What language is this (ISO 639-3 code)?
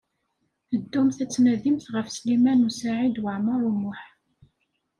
kab